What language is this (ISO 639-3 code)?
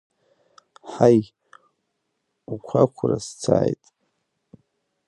abk